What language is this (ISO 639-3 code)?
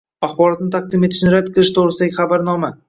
uzb